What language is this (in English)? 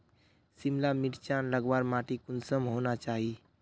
Magahi